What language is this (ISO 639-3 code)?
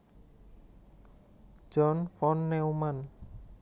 jav